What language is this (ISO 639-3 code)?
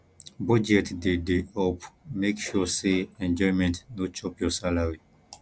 pcm